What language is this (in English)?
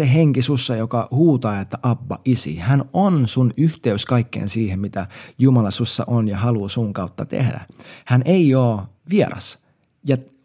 Finnish